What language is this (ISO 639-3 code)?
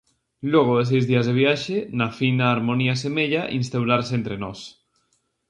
glg